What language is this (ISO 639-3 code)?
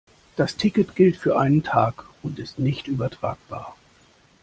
deu